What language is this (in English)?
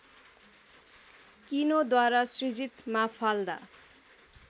Nepali